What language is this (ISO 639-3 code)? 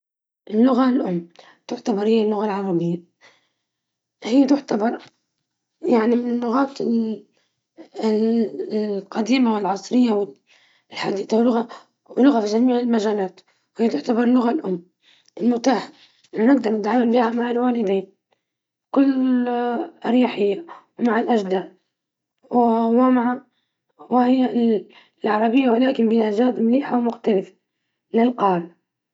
ayl